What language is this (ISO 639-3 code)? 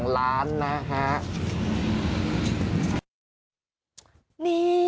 tha